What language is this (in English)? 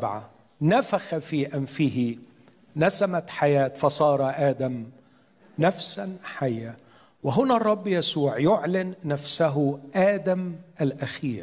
Arabic